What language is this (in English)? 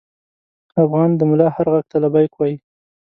Pashto